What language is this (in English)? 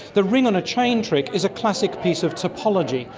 English